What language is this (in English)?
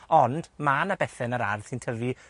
Welsh